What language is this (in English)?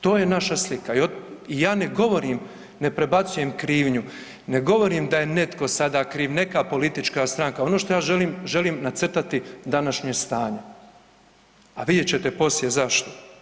Croatian